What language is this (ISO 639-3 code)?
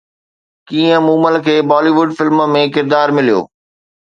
snd